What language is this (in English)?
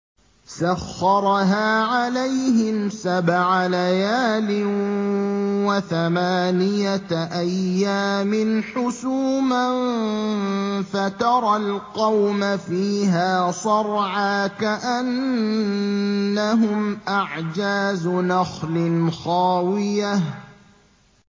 Arabic